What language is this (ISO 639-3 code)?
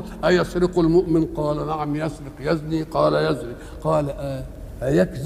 ara